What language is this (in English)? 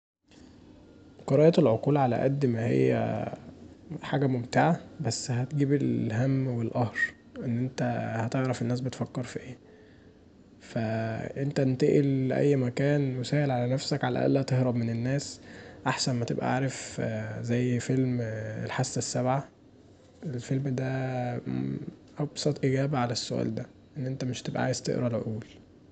Egyptian Arabic